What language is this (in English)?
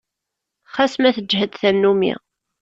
Kabyle